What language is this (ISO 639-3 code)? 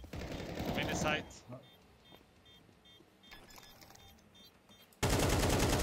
swe